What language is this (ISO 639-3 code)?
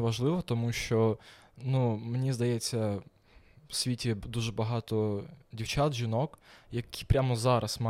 ukr